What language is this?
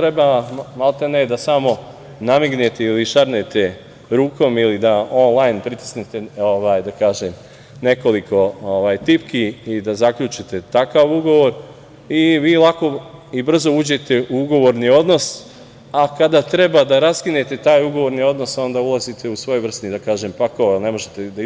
Serbian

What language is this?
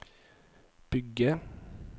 Norwegian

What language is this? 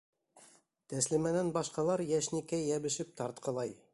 Bashkir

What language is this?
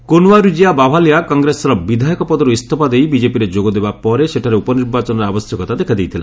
Odia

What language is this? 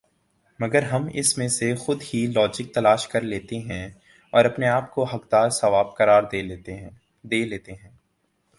Urdu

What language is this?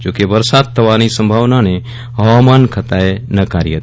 Gujarati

